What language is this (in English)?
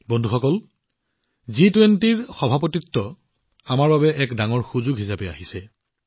Assamese